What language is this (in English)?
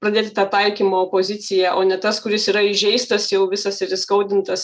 Lithuanian